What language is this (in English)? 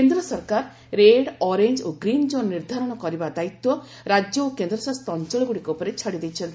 Odia